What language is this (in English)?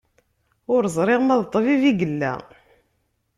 Kabyle